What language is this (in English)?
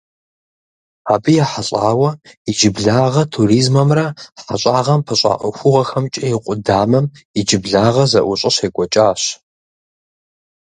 Kabardian